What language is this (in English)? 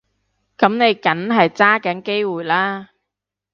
Cantonese